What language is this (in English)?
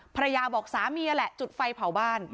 Thai